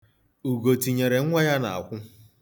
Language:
Igbo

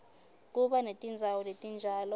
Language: Swati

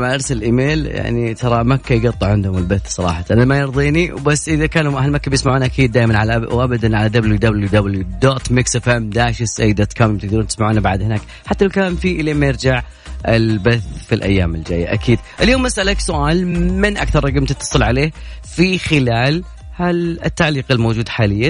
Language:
Arabic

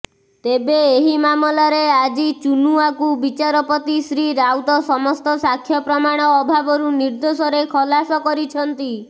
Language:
Odia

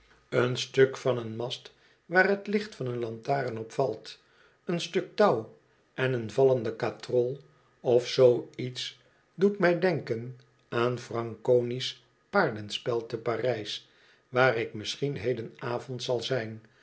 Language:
Dutch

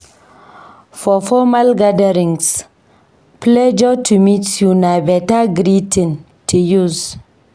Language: Nigerian Pidgin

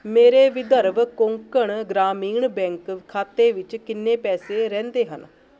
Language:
Punjabi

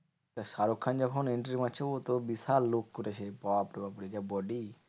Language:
Bangla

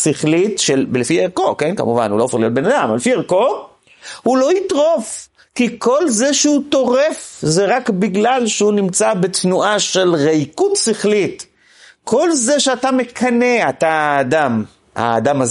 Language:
Hebrew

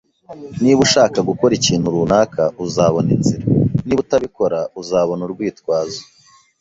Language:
Kinyarwanda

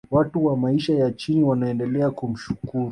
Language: Swahili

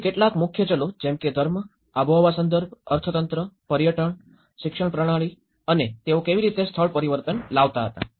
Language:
Gujarati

